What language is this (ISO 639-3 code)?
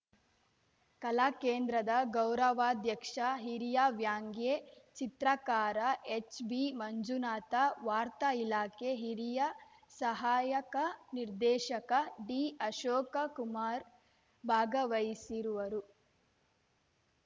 kan